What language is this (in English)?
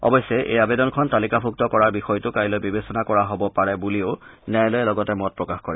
Assamese